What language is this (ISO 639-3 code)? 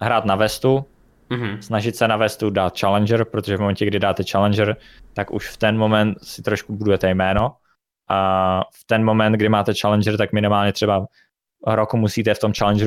ces